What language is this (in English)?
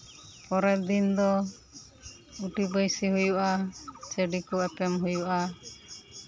Santali